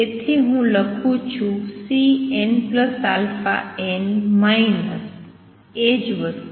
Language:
Gujarati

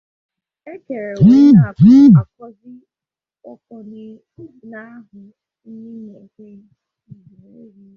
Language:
Igbo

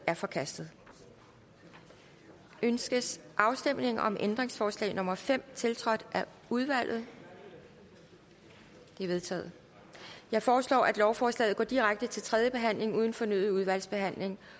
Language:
Danish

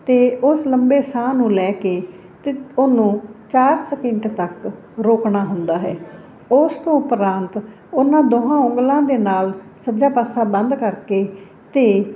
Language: Punjabi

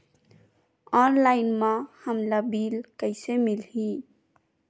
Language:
Chhattisgarhi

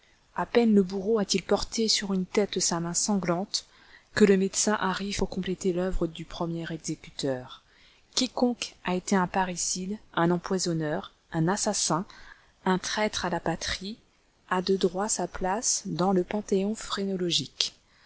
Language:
French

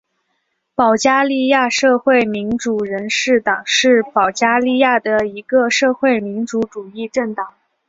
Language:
Chinese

